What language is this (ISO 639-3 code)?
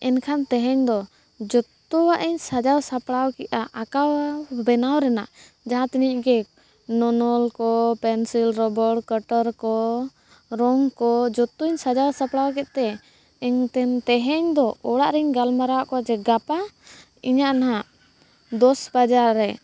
sat